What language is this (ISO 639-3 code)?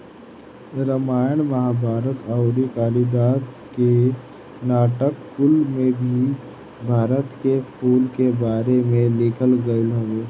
bho